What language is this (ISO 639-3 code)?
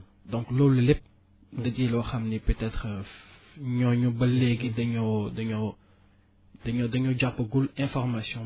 wol